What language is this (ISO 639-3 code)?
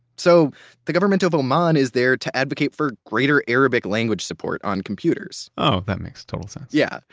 eng